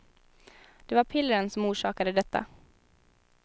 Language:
Swedish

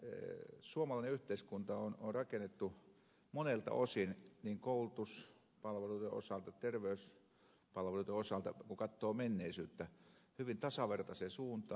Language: Finnish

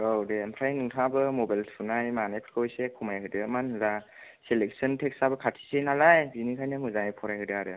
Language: Bodo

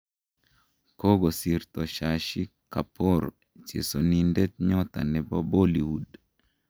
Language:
Kalenjin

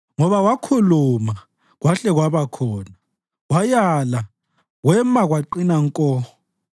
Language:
North Ndebele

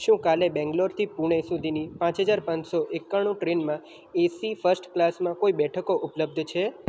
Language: Gujarati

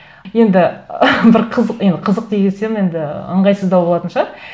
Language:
Kazakh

